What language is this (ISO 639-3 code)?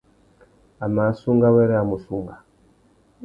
bag